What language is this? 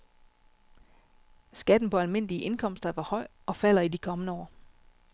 Danish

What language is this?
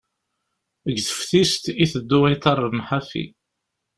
Kabyle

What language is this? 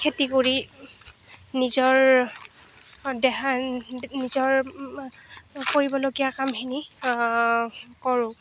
Assamese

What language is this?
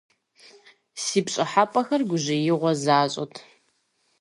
Kabardian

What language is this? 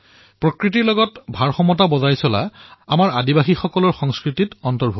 Assamese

